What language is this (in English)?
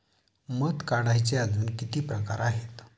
Marathi